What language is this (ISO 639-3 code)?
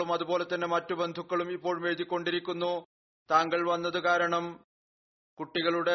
mal